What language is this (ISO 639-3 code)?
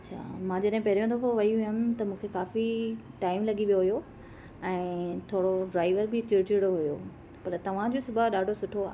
snd